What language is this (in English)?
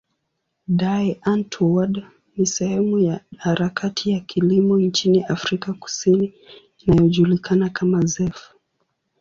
Swahili